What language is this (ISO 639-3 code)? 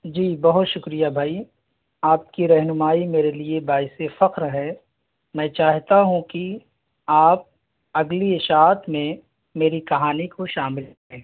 urd